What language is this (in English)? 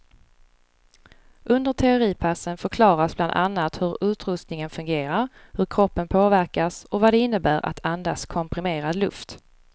Swedish